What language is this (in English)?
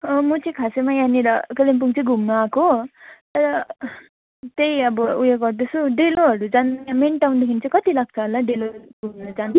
Nepali